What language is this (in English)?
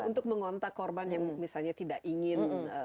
Indonesian